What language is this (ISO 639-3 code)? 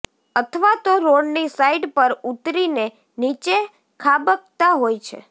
guj